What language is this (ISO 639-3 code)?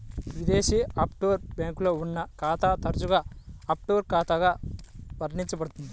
tel